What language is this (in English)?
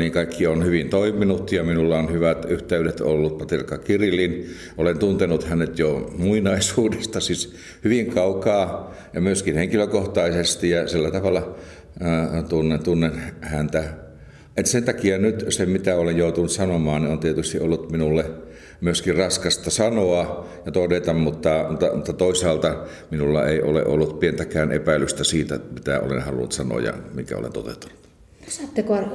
Finnish